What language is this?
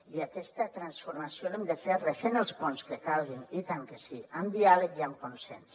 Catalan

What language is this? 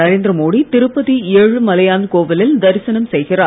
Tamil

